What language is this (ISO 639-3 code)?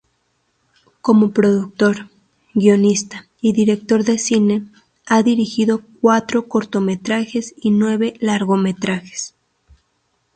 spa